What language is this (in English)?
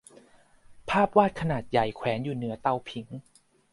Thai